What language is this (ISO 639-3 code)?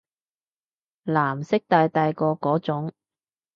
yue